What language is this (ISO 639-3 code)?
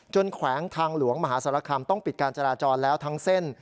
tha